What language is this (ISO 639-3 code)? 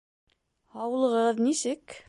bak